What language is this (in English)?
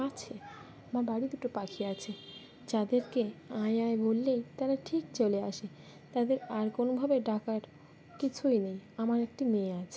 Bangla